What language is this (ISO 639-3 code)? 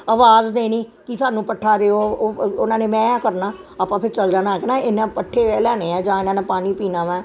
pan